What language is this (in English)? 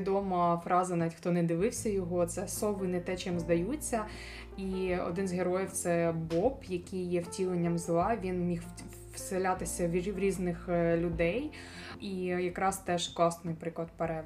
Ukrainian